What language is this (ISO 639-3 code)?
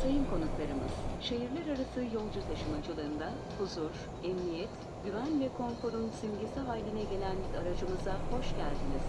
tur